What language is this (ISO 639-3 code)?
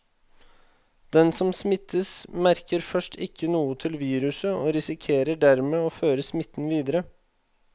nor